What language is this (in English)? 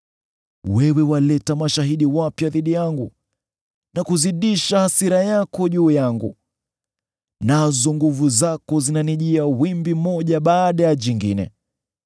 Swahili